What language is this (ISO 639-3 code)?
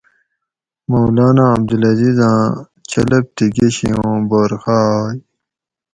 gwc